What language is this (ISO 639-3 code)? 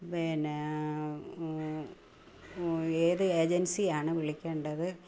mal